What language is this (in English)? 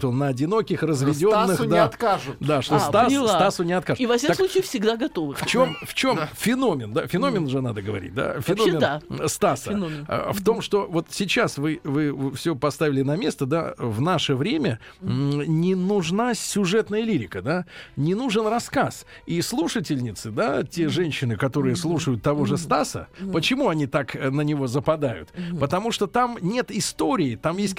Russian